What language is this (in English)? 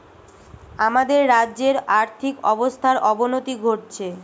Bangla